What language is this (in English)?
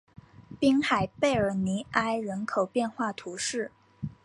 Chinese